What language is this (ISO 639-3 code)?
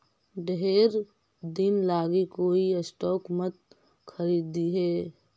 mag